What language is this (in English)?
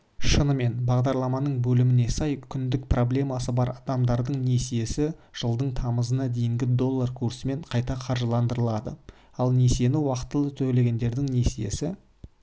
Kazakh